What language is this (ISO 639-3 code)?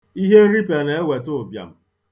ibo